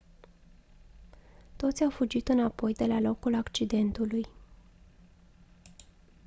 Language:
Romanian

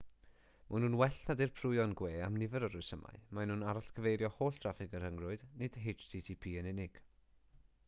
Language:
Welsh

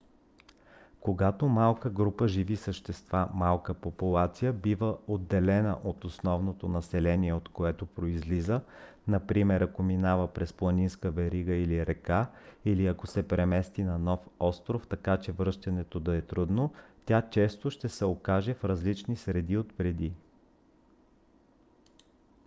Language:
Bulgarian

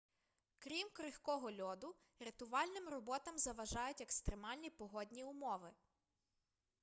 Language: Ukrainian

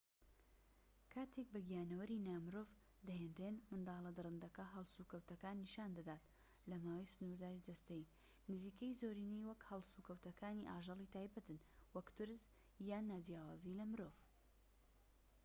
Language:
Central Kurdish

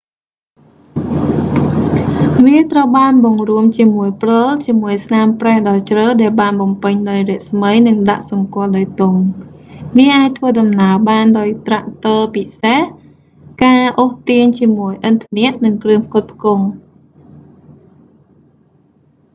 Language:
Khmer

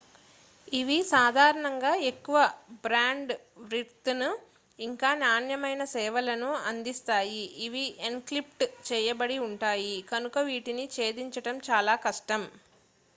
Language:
Telugu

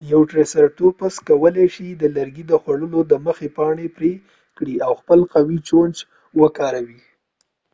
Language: Pashto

